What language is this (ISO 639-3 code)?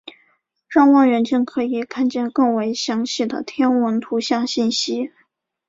zho